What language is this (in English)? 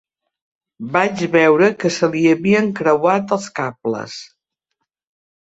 Catalan